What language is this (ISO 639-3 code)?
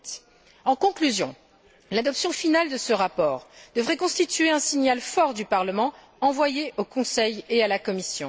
fra